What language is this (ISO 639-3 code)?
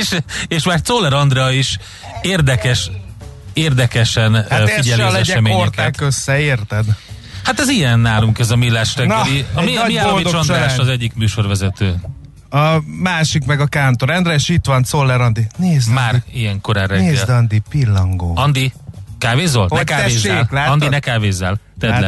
hun